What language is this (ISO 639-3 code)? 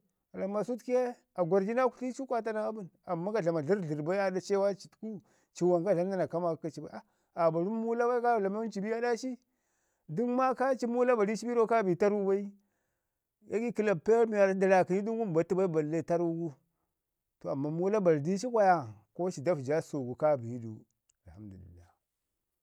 ngi